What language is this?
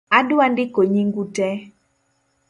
Luo (Kenya and Tanzania)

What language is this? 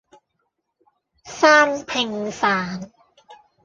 Cantonese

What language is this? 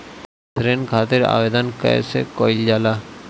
Bhojpuri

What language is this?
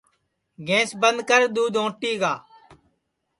Sansi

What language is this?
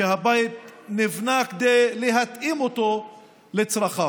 Hebrew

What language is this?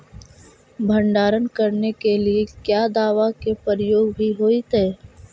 Magahi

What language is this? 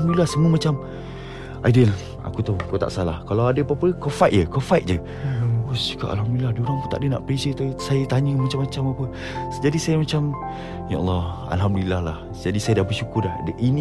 Malay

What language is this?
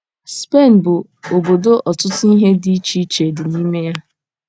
Igbo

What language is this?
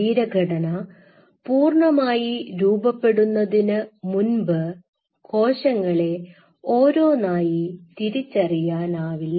Malayalam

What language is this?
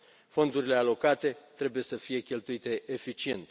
Romanian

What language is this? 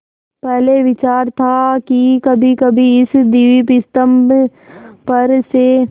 Hindi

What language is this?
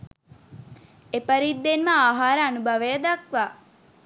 Sinhala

